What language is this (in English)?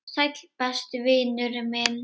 Icelandic